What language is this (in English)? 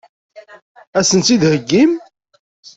Kabyle